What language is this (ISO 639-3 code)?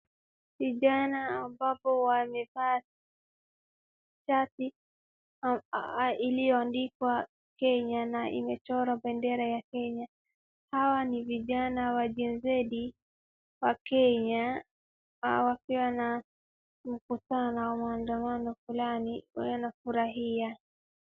swa